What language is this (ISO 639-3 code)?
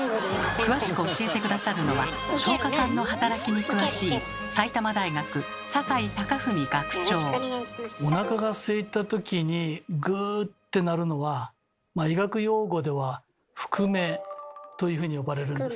jpn